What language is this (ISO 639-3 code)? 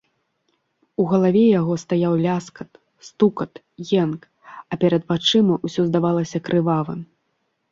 bel